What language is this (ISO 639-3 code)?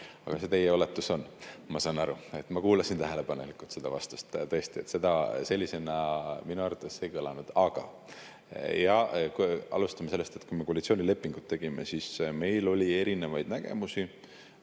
est